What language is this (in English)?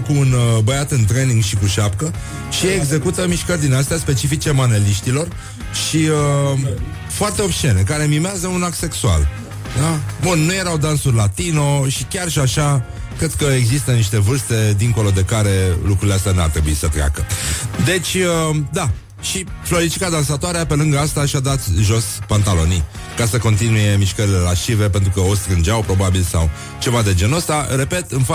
Romanian